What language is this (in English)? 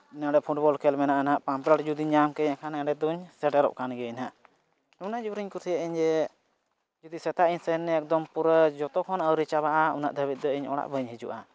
Santali